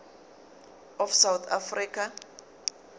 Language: Zulu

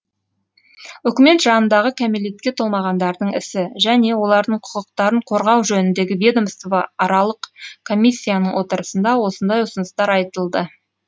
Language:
Kazakh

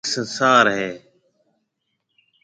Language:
Marwari (Pakistan)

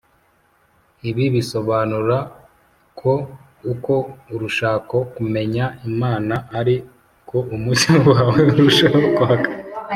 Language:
Kinyarwanda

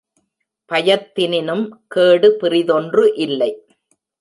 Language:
Tamil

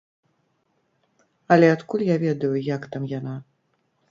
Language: Belarusian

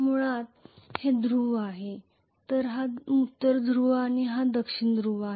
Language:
Marathi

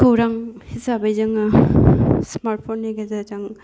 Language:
Bodo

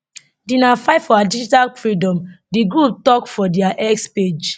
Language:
Nigerian Pidgin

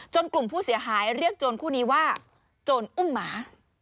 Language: Thai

